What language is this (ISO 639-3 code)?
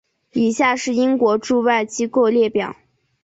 zho